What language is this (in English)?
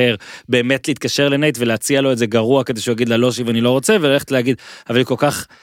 Hebrew